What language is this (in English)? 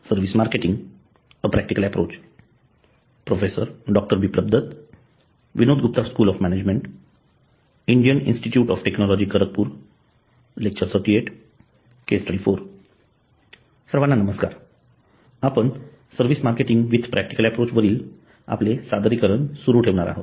Marathi